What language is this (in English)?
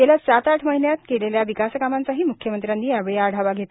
Marathi